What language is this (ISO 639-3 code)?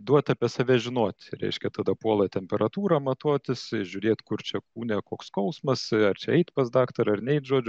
lit